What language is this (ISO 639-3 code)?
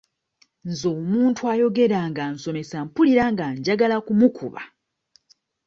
lug